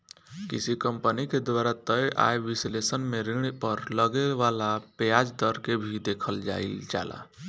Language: Bhojpuri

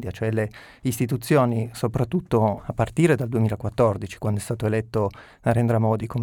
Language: Italian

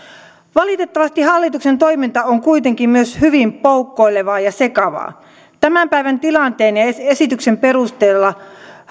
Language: Finnish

